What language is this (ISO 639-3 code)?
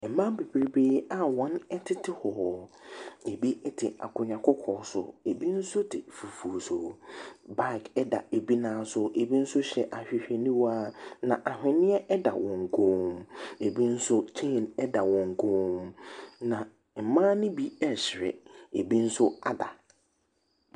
aka